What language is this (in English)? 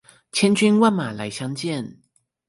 Chinese